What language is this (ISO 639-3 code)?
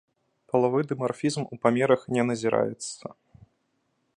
bel